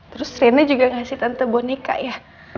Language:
Indonesian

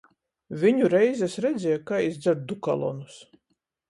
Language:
Latgalian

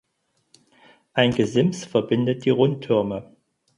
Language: German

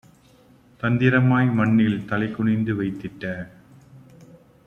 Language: Tamil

